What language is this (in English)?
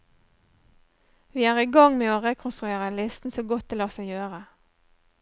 Norwegian